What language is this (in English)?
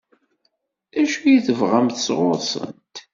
Kabyle